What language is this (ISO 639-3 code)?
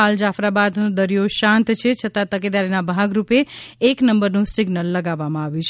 guj